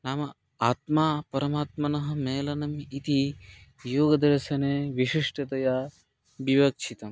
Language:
Sanskrit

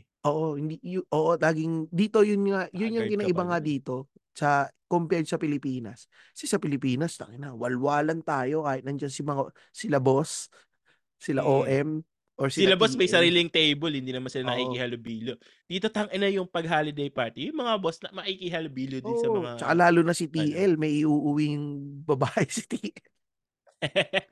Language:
Filipino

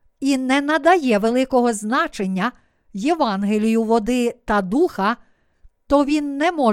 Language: Ukrainian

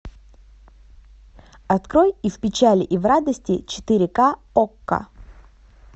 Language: Russian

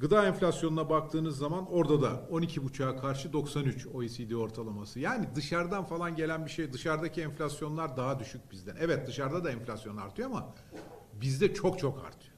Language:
Turkish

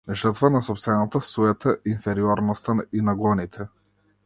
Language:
Macedonian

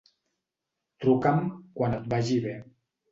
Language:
Catalan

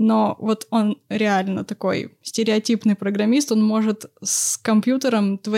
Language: Russian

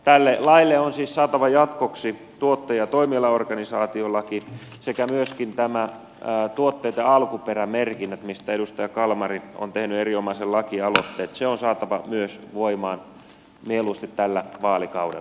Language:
Finnish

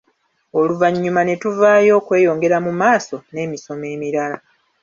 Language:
Ganda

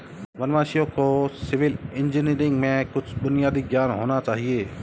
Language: Hindi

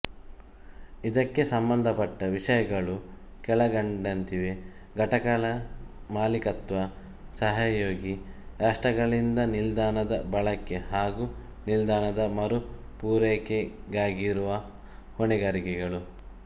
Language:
Kannada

